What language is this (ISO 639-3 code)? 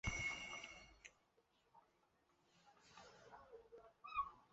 zho